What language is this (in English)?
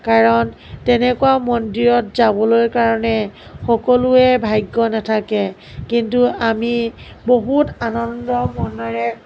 Assamese